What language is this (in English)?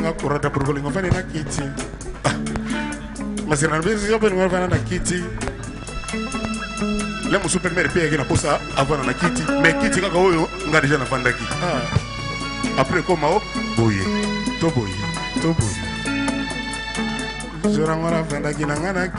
Arabic